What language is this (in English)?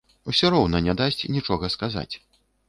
Belarusian